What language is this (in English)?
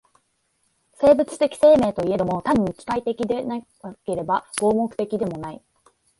Japanese